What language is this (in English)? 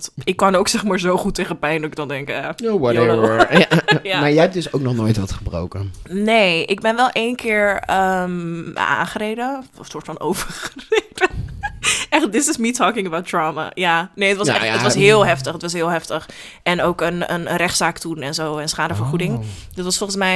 Dutch